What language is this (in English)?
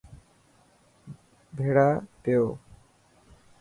Dhatki